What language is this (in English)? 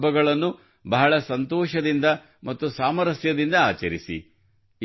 Kannada